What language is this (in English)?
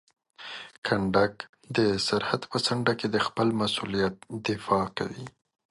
Pashto